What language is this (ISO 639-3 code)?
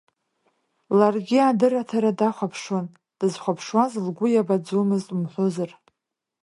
abk